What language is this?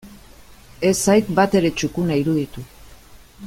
Basque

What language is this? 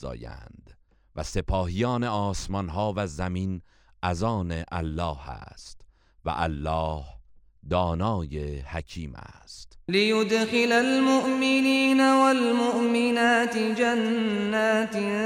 Persian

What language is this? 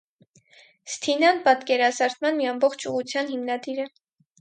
Armenian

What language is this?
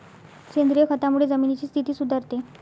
Marathi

